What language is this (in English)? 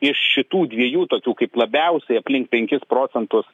Lithuanian